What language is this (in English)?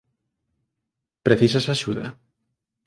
Galician